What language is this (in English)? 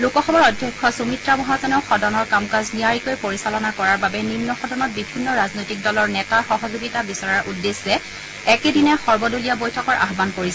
Assamese